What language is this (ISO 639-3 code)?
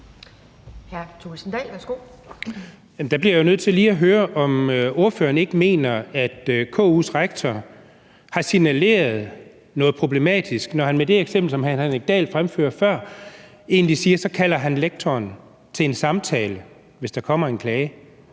dan